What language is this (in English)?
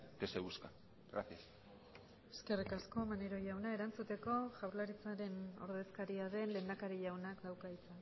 Basque